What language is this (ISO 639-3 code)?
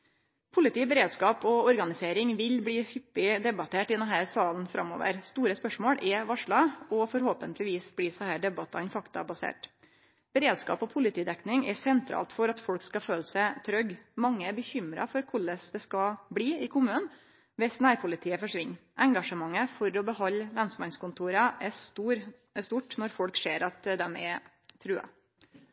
nno